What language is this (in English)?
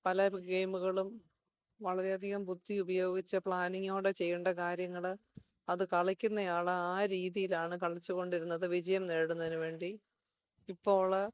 Malayalam